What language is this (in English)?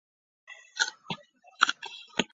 Chinese